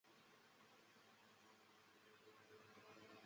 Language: Chinese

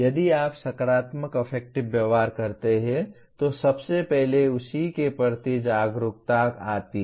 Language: Hindi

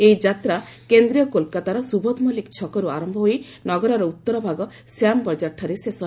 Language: Odia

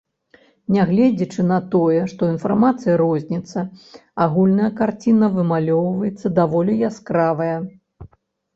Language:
Belarusian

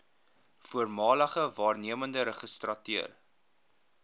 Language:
Afrikaans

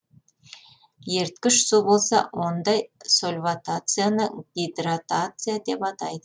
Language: Kazakh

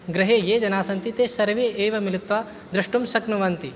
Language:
Sanskrit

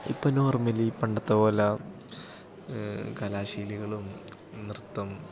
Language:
Malayalam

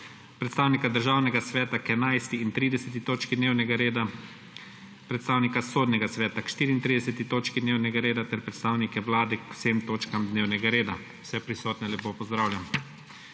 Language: Slovenian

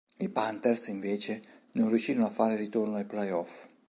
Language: Italian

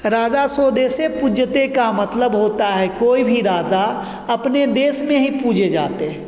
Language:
Hindi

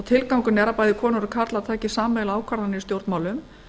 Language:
Icelandic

